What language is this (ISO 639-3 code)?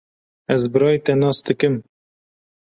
kur